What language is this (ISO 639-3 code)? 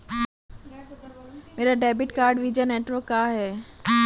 hin